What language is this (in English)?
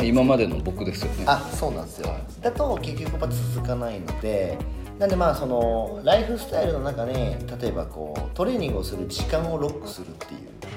Japanese